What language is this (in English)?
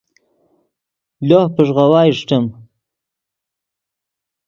Yidgha